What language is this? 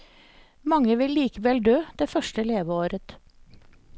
Norwegian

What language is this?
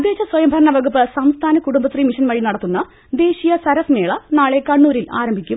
Malayalam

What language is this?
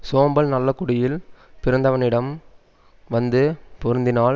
Tamil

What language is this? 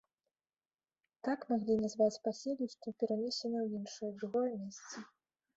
Belarusian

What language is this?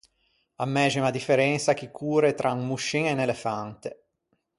Ligurian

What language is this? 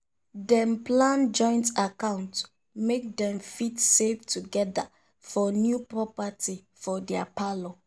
Nigerian Pidgin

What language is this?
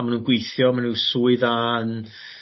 Welsh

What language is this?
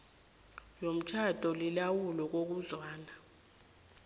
South Ndebele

